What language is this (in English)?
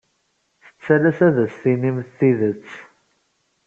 Kabyle